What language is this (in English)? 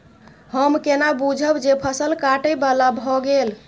Maithili